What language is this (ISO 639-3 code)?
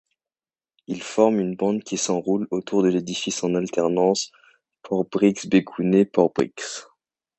fra